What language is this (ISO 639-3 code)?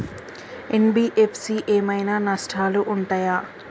tel